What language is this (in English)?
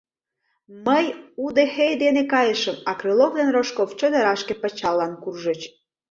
Mari